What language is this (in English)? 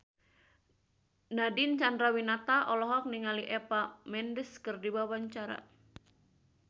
Sundanese